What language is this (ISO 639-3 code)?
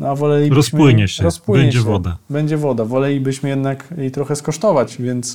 pol